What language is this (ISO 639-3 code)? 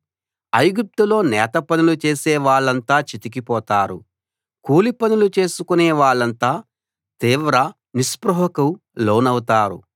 tel